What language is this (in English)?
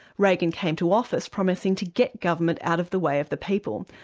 English